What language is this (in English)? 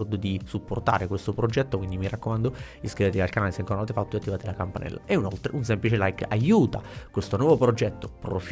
Italian